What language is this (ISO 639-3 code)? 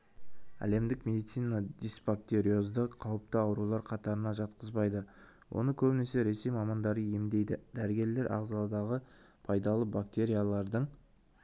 kaz